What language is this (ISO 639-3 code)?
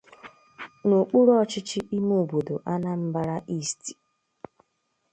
ibo